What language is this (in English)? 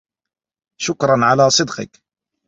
Arabic